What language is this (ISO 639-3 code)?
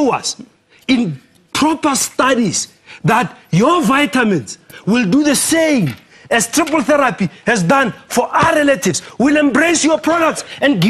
eng